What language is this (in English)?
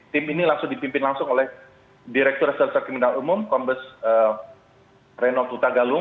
Indonesian